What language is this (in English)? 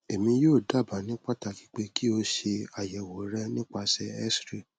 Yoruba